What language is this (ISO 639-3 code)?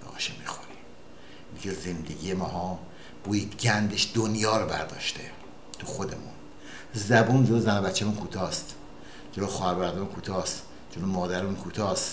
fas